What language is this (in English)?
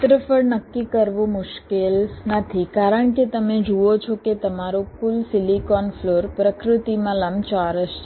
Gujarati